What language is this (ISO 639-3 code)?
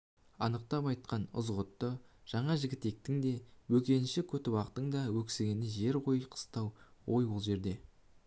kaz